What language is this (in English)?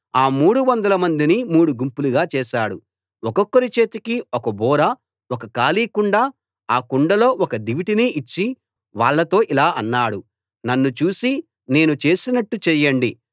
Telugu